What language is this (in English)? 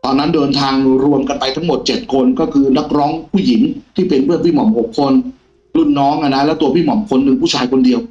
Thai